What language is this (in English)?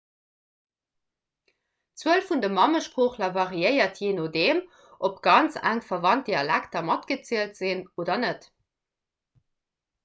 Luxembourgish